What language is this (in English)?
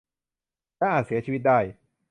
Thai